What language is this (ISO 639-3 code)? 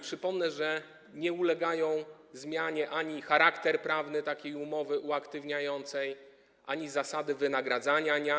pol